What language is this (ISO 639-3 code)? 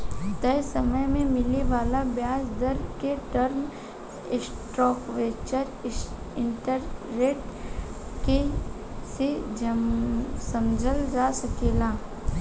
bho